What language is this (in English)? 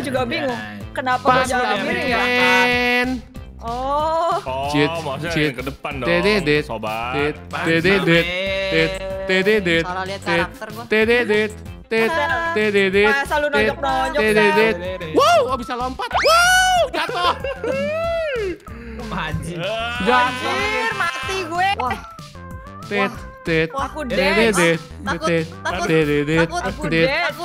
Indonesian